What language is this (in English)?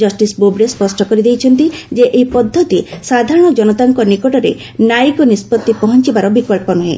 Odia